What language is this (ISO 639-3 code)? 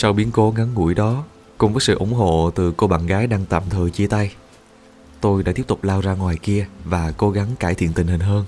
vie